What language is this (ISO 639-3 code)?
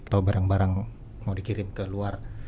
ind